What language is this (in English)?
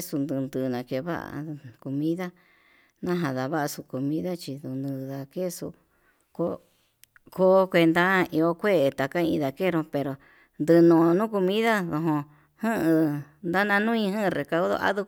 Yutanduchi Mixtec